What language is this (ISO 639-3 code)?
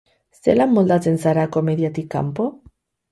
eus